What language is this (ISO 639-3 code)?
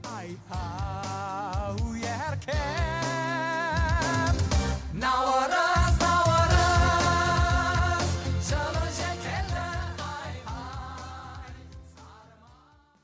kaz